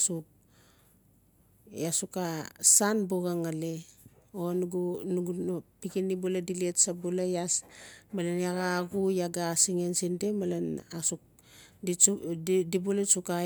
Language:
Notsi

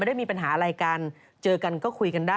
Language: Thai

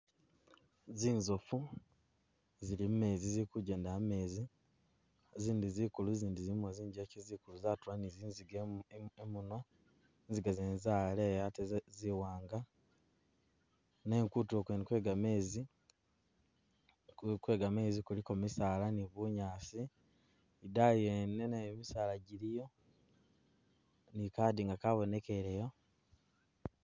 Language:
Masaaba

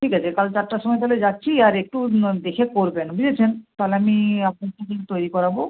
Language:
Bangla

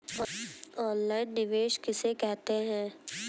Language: Hindi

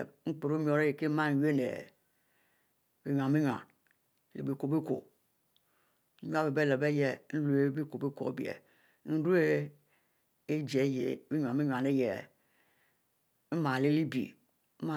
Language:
Mbe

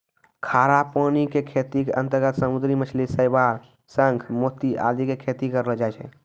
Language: Maithili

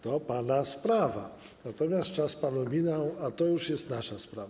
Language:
Polish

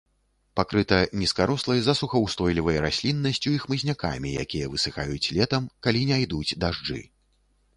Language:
Belarusian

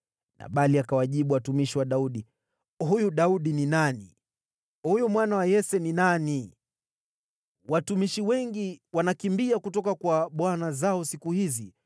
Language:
Swahili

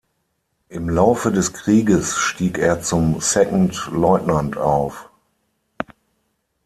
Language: German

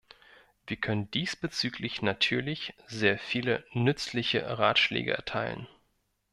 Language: German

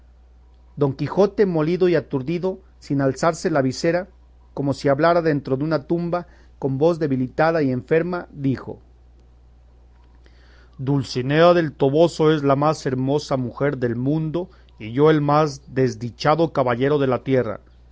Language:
Spanish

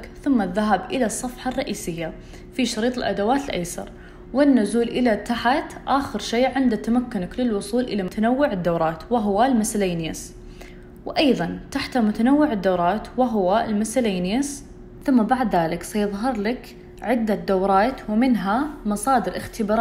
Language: Arabic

